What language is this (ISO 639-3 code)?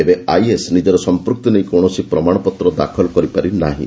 ori